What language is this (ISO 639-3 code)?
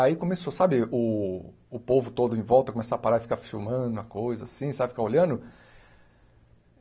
por